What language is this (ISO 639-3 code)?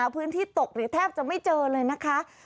tha